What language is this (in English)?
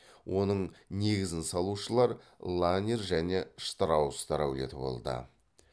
Kazakh